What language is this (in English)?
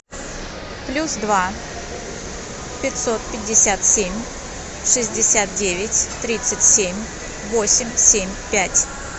Russian